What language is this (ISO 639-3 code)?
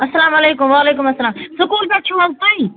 kas